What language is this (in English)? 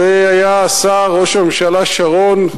Hebrew